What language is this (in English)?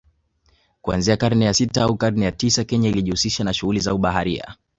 Swahili